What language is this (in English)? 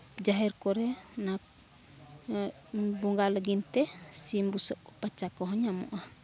Santali